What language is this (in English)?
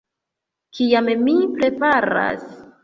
Esperanto